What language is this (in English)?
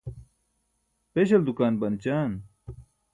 Burushaski